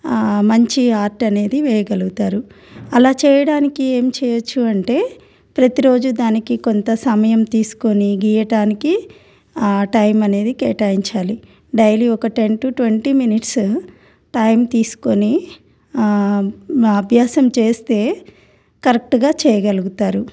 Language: Telugu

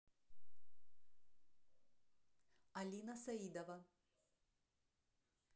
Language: Russian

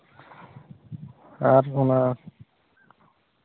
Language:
Santali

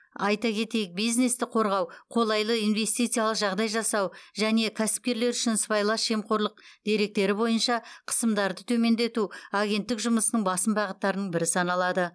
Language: Kazakh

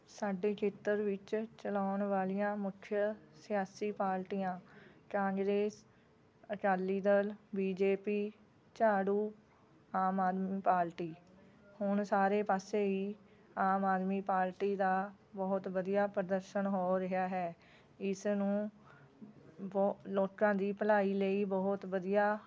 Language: Punjabi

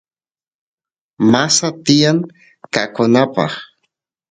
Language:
Santiago del Estero Quichua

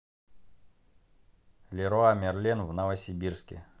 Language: Russian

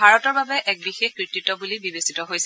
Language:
Assamese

